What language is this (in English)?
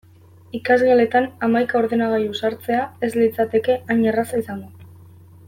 Basque